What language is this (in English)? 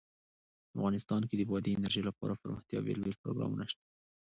Pashto